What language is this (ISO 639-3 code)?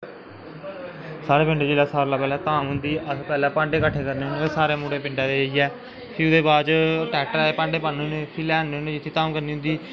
doi